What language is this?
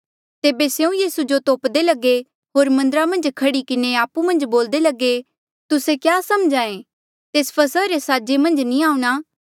Mandeali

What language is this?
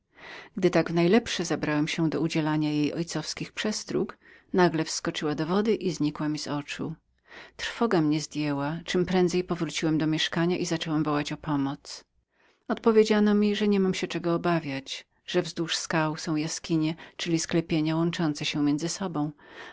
Polish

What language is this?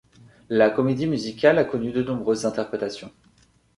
French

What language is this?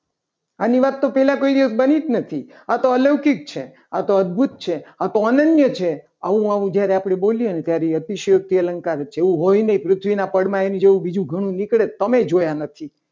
Gujarati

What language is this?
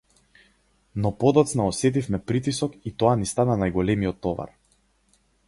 Macedonian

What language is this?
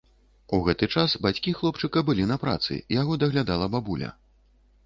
Belarusian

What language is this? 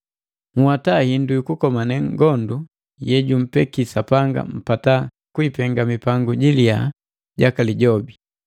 Matengo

